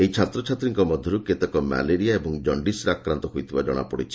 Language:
Odia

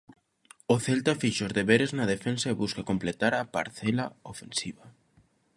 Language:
Galician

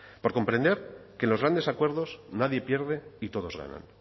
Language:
Spanish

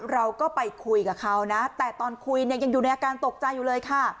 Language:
Thai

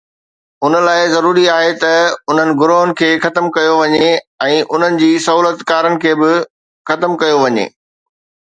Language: Sindhi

